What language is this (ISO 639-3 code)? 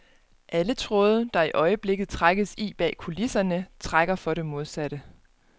dan